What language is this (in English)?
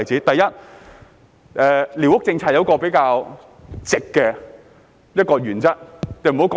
Cantonese